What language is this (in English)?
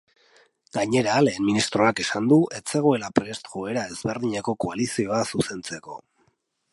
Basque